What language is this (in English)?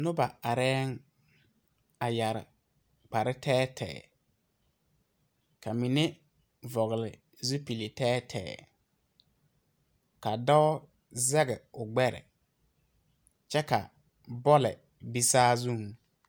Southern Dagaare